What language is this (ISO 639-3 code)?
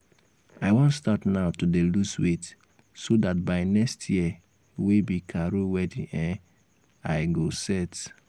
pcm